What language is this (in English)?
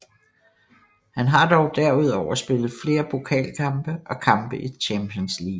Danish